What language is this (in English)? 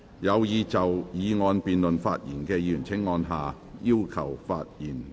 Cantonese